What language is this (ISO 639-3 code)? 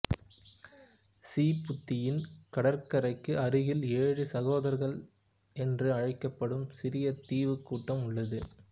tam